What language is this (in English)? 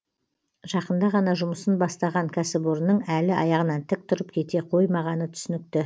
Kazakh